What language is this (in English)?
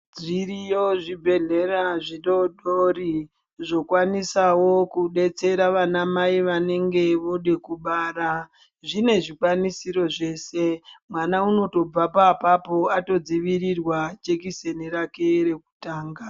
Ndau